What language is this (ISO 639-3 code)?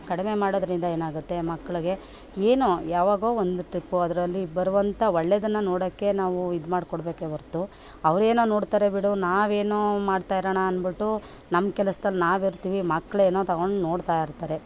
kan